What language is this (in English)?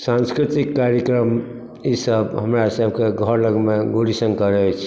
Maithili